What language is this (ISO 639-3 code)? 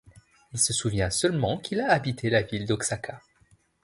fra